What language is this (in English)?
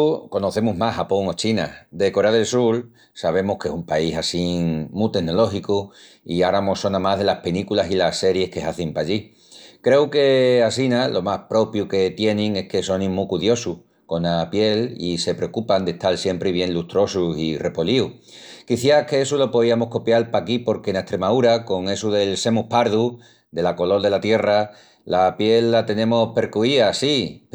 Extremaduran